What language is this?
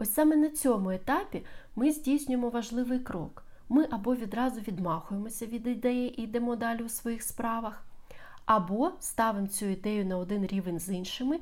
Ukrainian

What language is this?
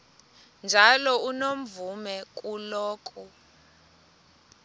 Xhosa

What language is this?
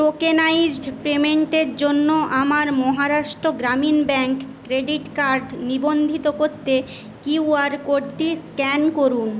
Bangla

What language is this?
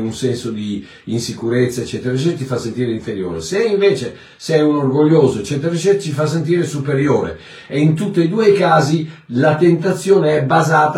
Italian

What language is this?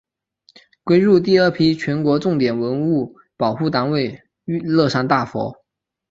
Chinese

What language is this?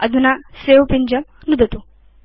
Sanskrit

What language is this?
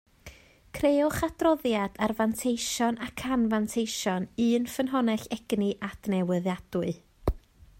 Welsh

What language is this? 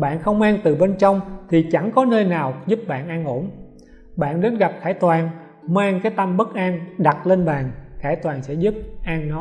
Vietnamese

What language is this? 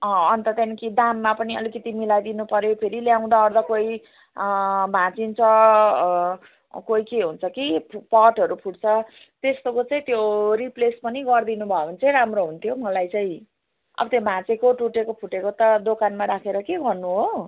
Nepali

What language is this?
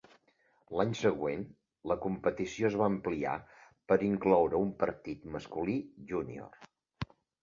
Catalan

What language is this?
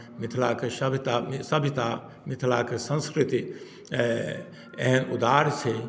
Maithili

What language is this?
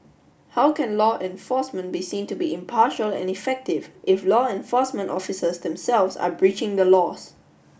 English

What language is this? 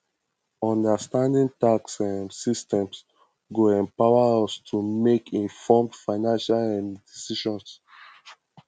Nigerian Pidgin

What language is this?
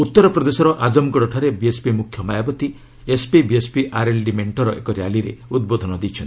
Odia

